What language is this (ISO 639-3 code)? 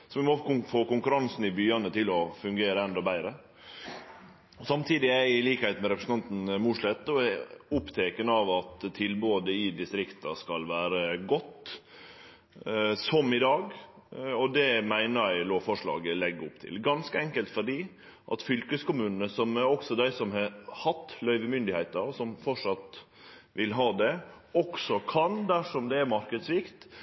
nno